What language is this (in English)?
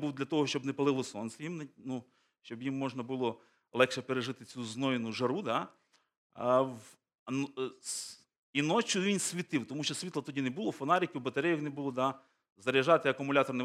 Ukrainian